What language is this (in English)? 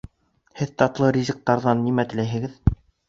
Bashkir